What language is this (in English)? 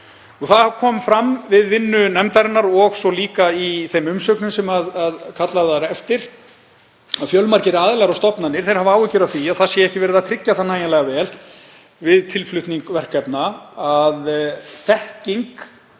Icelandic